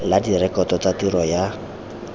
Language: Tswana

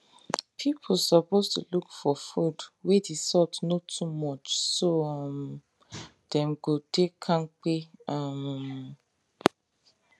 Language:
Nigerian Pidgin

